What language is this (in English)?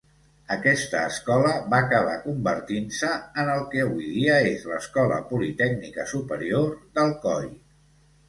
Catalan